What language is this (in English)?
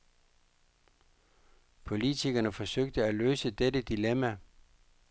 Danish